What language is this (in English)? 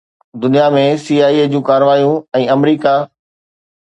Sindhi